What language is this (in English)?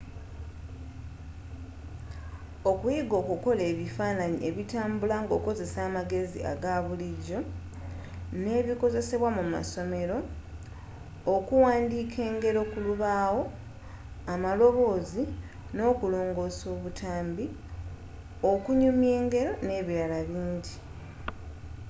Ganda